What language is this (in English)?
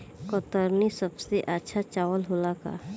Bhojpuri